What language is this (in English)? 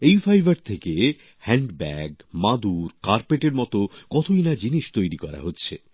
Bangla